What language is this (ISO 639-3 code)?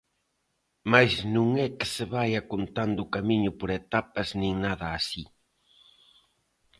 glg